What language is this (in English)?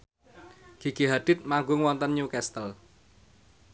Javanese